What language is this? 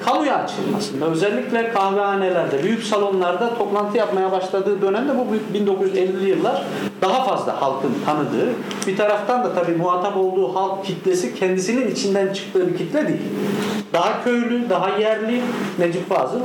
Turkish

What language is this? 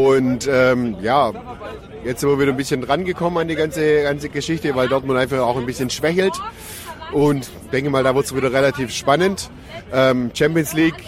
German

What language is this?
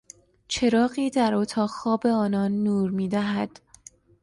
Persian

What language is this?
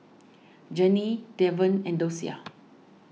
English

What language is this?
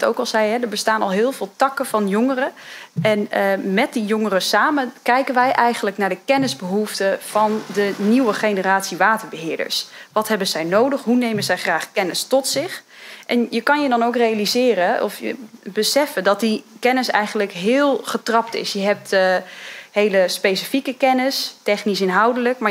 Dutch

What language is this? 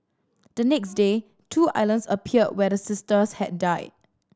English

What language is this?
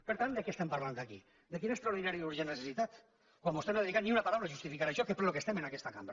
Catalan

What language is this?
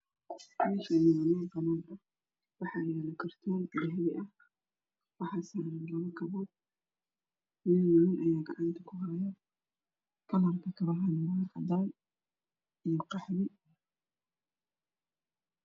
Somali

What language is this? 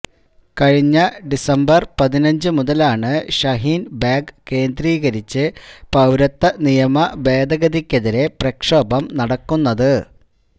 Malayalam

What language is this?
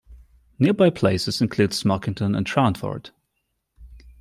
English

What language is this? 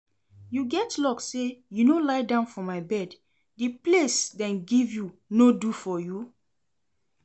Nigerian Pidgin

